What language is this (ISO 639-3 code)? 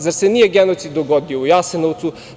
srp